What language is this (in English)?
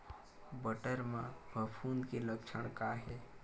Chhattisgarhi